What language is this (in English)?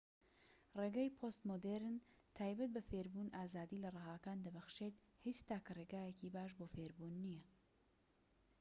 Central Kurdish